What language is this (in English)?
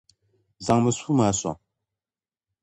Dagbani